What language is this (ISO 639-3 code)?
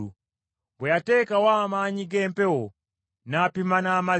lug